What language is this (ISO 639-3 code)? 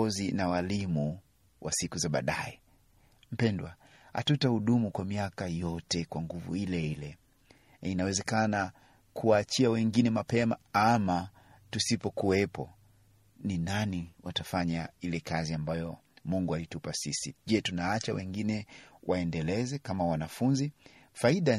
swa